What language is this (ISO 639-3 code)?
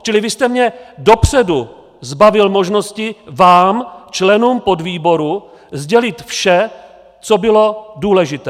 ces